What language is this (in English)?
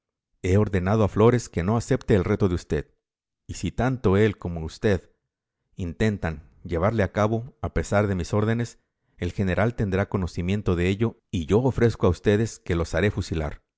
Spanish